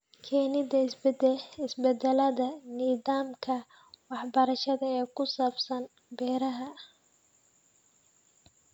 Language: Somali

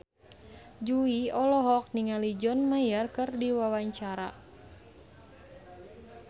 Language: Sundanese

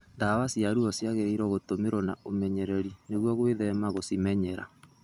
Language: Kikuyu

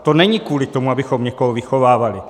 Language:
Czech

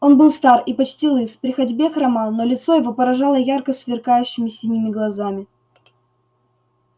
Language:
Russian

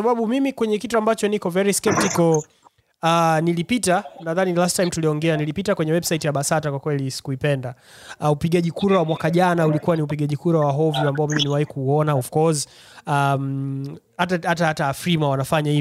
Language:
Swahili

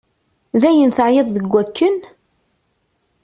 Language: Kabyle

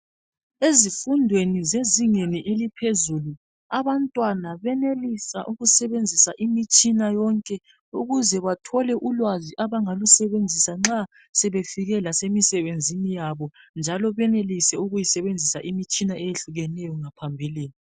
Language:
North Ndebele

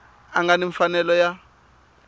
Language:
Tsonga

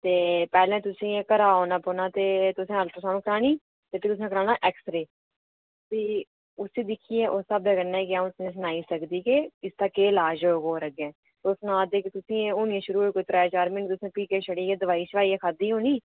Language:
Dogri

